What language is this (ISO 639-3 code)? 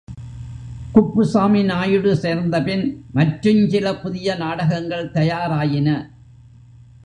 tam